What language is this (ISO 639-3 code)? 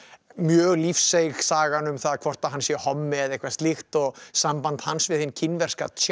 isl